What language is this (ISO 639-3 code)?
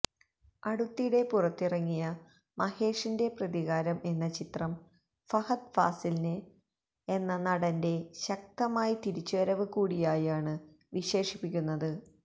mal